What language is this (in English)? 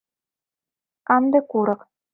Mari